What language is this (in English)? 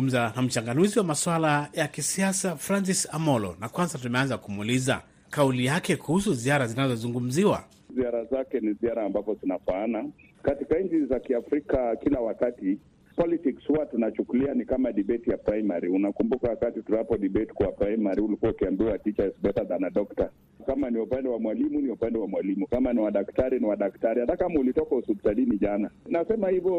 Swahili